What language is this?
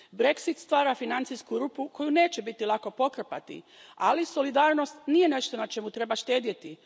Croatian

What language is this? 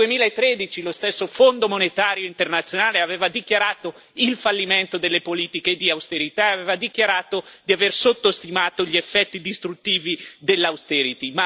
Italian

